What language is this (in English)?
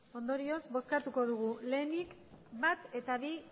Basque